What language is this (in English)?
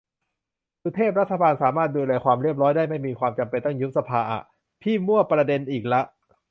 Thai